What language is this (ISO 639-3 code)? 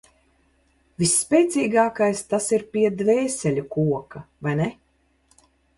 lav